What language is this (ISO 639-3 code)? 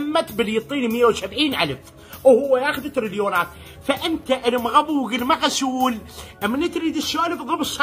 ara